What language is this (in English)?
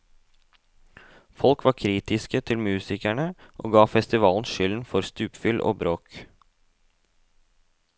Norwegian